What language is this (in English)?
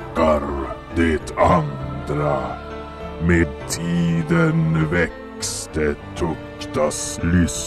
Swedish